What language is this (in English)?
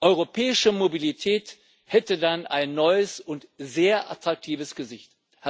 German